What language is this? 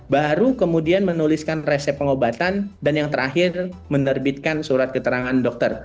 Indonesian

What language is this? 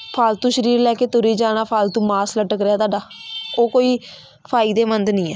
Punjabi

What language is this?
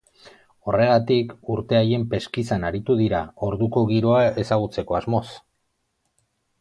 Basque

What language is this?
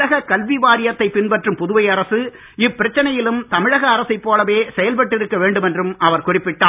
Tamil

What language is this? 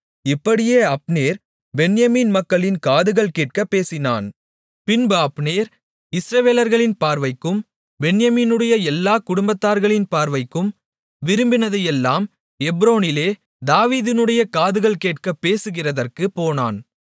Tamil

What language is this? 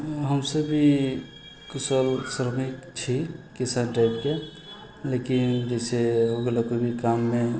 Maithili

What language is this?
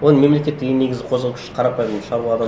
Kazakh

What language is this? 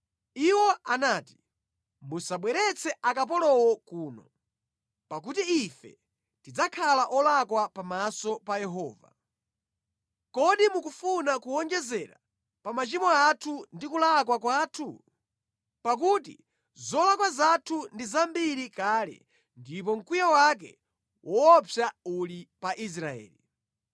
Nyanja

